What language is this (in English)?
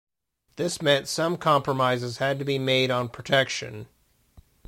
English